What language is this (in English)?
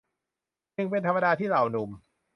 Thai